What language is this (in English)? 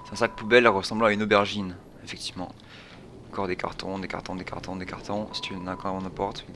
French